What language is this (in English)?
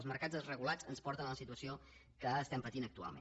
Catalan